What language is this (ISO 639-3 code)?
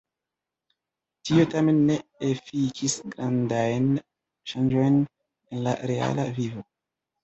epo